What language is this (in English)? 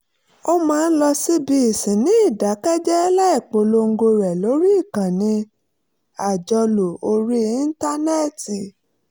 Yoruba